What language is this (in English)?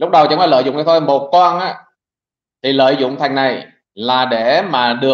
Vietnamese